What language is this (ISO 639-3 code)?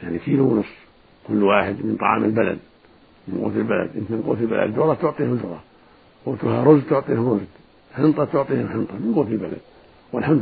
ara